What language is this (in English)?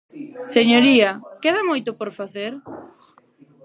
Galician